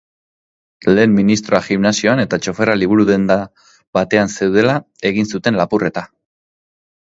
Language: Basque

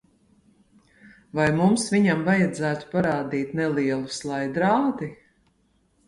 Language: Latvian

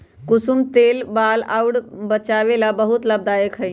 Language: Magahi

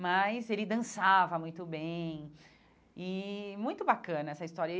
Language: Portuguese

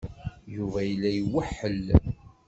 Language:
Kabyle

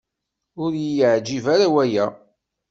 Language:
Kabyle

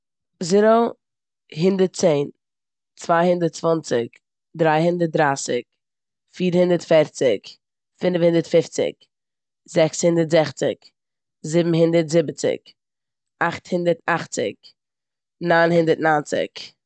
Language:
Yiddish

